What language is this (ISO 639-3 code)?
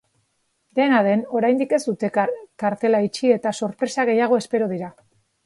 eus